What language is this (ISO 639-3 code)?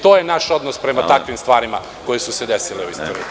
srp